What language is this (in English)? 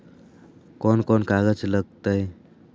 Magahi